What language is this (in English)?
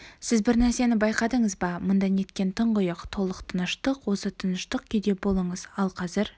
Kazakh